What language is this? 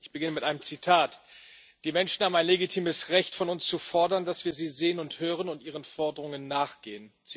German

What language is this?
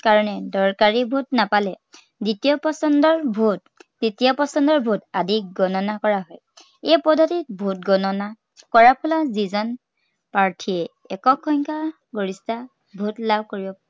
Assamese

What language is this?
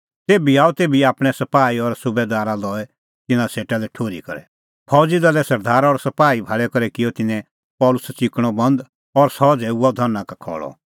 Kullu Pahari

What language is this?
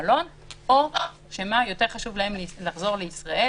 Hebrew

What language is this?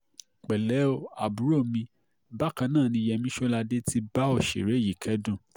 Yoruba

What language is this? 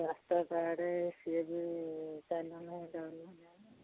Odia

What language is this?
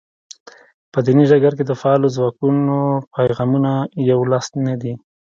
Pashto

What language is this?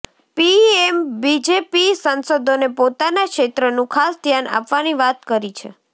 Gujarati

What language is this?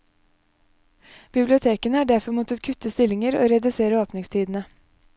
Norwegian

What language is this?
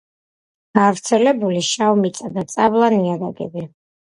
Georgian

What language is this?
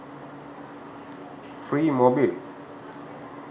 Sinhala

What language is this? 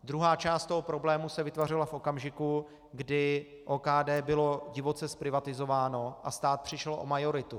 Czech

